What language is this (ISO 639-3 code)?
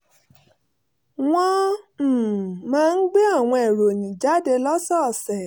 yor